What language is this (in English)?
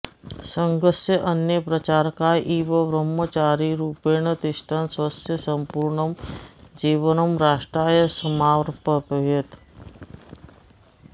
Sanskrit